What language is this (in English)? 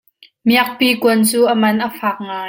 Hakha Chin